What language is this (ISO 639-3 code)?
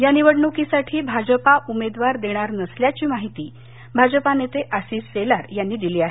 mar